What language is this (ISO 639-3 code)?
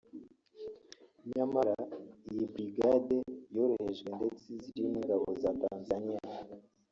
kin